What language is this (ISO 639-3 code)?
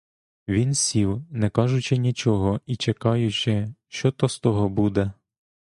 ukr